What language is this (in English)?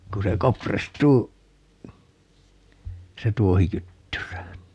Finnish